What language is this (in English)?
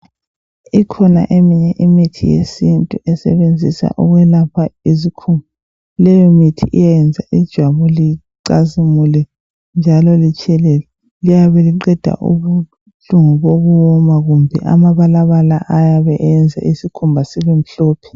North Ndebele